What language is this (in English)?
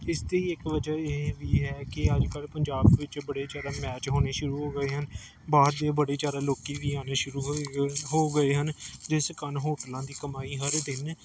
Punjabi